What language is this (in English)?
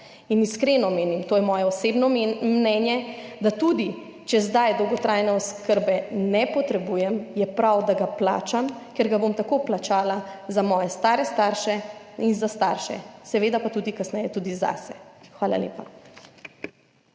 Slovenian